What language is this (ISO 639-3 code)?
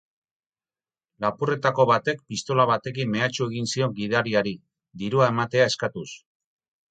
eus